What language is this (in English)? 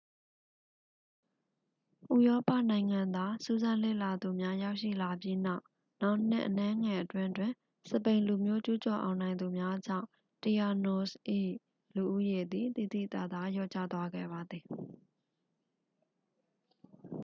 Burmese